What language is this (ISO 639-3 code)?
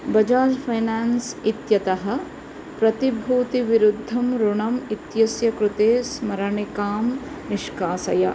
san